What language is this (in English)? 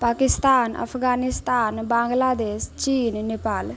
Maithili